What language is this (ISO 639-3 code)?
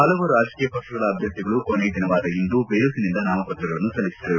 kan